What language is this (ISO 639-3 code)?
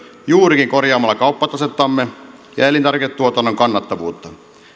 fin